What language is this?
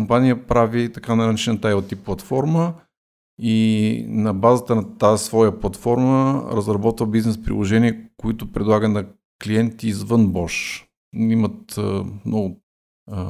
Bulgarian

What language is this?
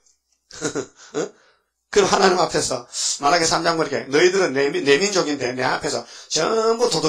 Korean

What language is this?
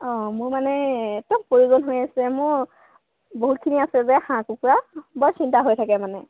Assamese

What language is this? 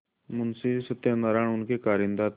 Hindi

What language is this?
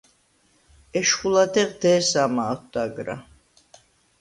Svan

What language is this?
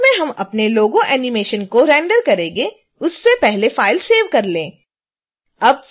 Hindi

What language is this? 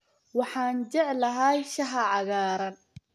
Somali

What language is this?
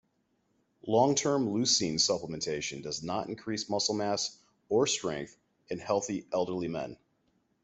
English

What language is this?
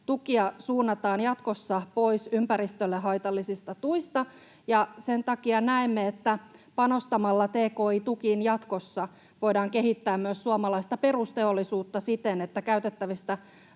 Finnish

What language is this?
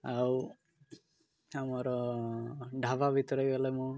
Odia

